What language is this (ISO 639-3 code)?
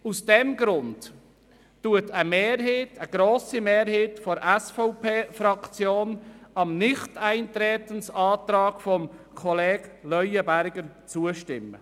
gsw